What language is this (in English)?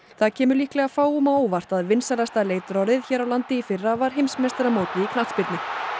Icelandic